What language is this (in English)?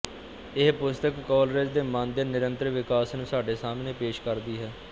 Punjabi